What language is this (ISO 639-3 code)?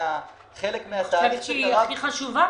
heb